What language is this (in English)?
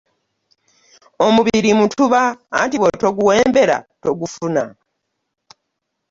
Ganda